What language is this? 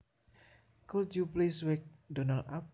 Javanese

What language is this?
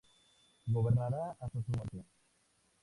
Spanish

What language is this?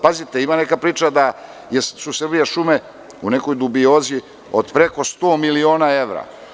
Serbian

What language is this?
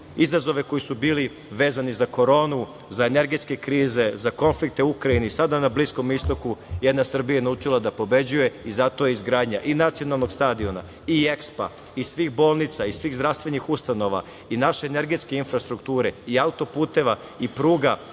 Serbian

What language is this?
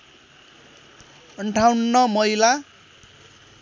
Nepali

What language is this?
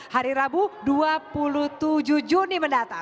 Indonesian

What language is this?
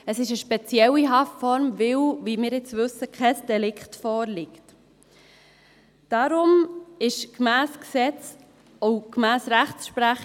Swiss German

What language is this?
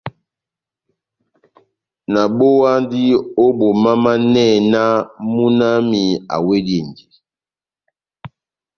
Batanga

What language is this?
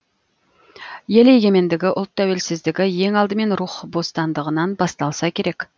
Kazakh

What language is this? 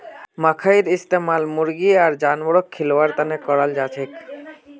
Magahi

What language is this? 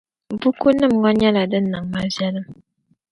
Dagbani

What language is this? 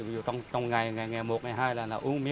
Vietnamese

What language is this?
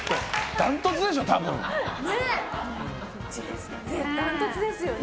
Japanese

